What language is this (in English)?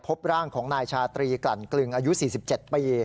Thai